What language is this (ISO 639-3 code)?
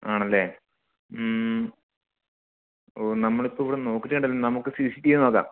mal